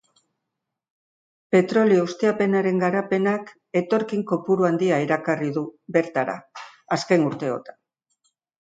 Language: Basque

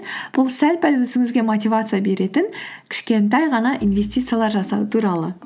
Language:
Kazakh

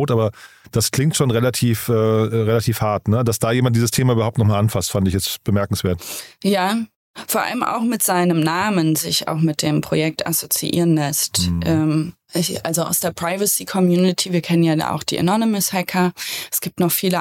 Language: German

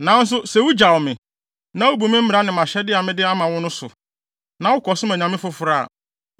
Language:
Akan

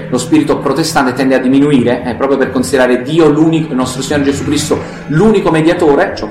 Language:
Italian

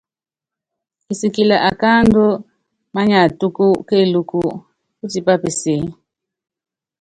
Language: Yangben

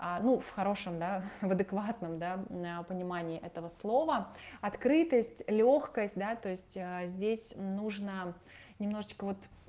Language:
Russian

